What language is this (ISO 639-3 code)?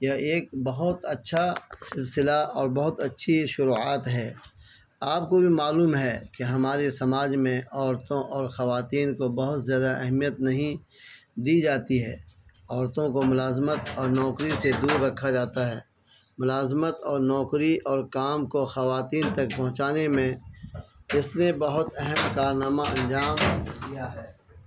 urd